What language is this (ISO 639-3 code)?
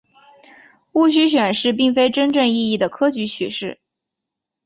zho